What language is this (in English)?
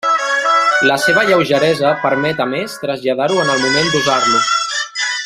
Catalan